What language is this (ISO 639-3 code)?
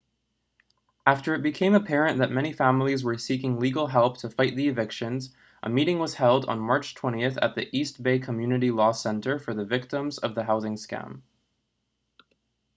eng